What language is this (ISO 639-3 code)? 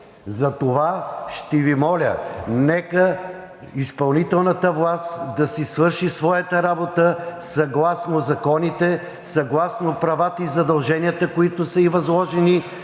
bul